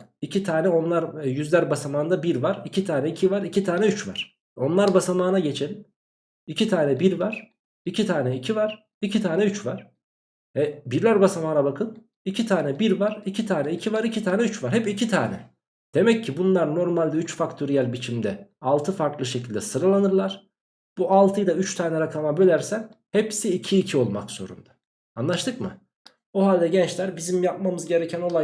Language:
Turkish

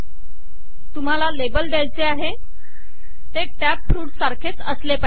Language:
Marathi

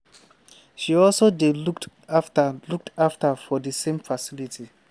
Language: Nigerian Pidgin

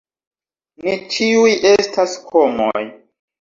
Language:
Esperanto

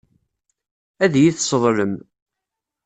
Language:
Kabyle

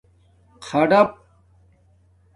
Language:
Domaaki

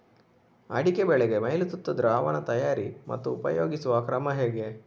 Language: Kannada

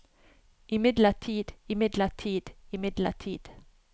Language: Norwegian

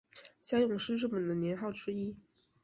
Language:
Chinese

